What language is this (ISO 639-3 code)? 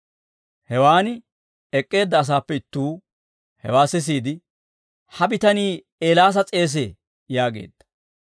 dwr